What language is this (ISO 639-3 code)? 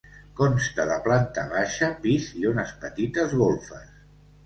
cat